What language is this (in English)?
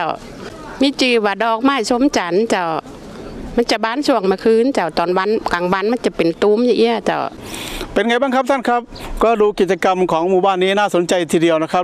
Thai